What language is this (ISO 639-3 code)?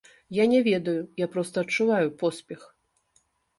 bel